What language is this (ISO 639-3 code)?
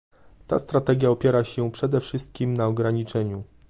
pol